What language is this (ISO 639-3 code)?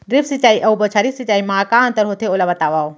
hne